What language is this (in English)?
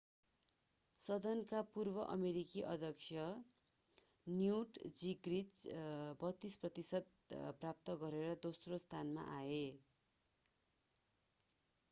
Nepali